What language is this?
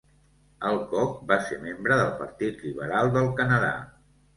Catalan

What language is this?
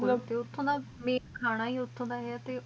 Punjabi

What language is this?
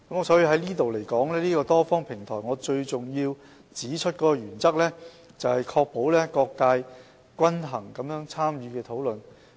Cantonese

